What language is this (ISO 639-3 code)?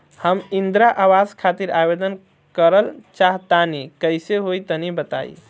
bho